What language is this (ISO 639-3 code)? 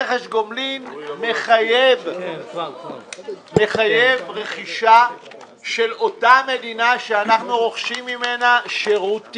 heb